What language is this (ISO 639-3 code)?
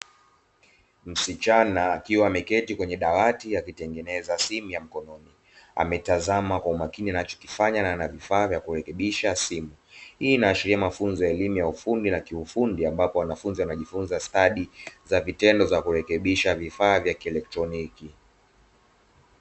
swa